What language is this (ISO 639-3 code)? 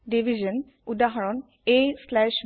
asm